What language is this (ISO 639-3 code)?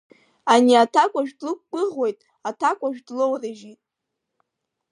abk